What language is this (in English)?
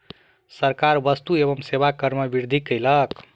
Maithili